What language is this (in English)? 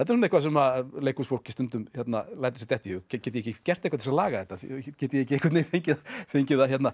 Icelandic